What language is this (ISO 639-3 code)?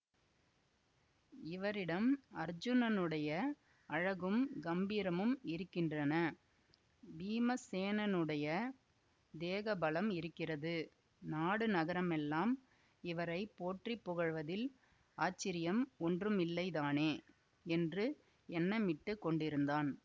tam